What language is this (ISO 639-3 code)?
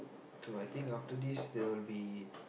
eng